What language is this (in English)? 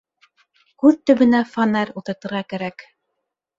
Bashkir